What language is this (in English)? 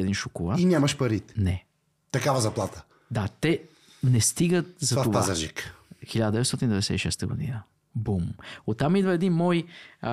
Bulgarian